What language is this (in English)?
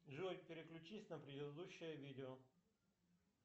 Russian